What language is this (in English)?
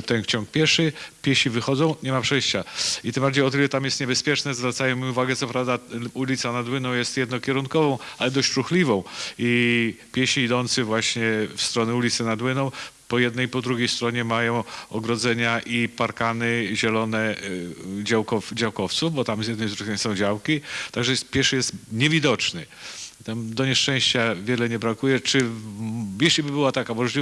Polish